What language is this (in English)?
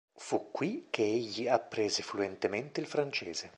Italian